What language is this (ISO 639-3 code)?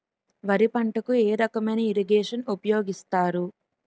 tel